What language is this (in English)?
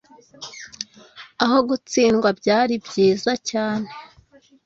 Kinyarwanda